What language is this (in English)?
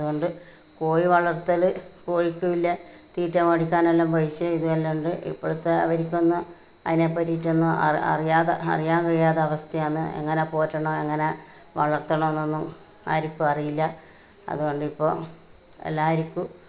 Malayalam